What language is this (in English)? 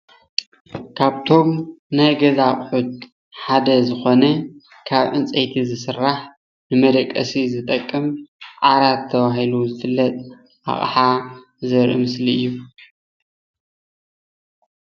Tigrinya